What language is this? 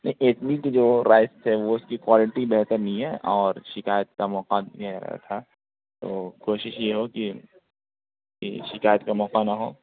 Urdu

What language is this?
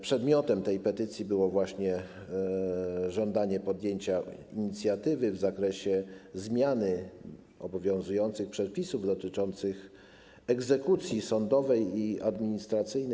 Polish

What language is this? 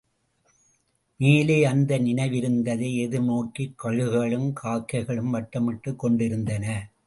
Tamil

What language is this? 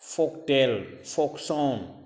Manipuri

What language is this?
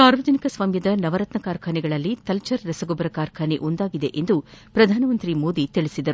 Kannada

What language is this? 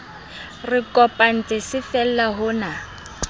Southern Sotho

